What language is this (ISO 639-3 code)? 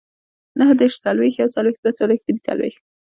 pus